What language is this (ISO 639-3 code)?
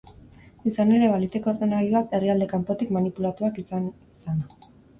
eus